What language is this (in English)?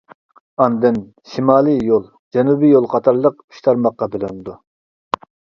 Uyghur